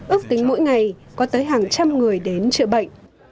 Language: Vietnamese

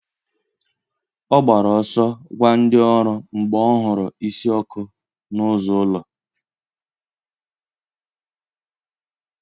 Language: Igbo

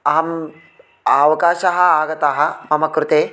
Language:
Sanskrit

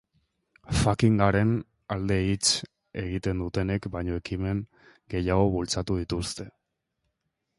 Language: Basque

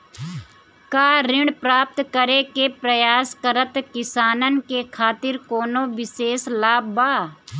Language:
Bhojpuri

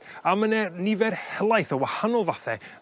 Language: Welsh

